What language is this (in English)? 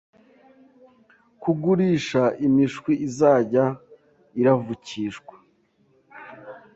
Kinyarwanda